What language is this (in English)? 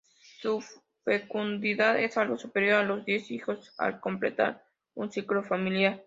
Spanish